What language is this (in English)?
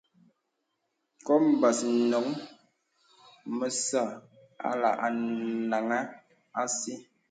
Bebele